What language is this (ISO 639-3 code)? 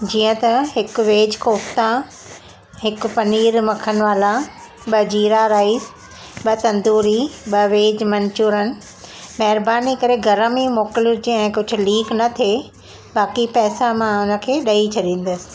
snd